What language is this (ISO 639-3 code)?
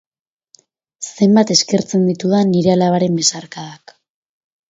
eus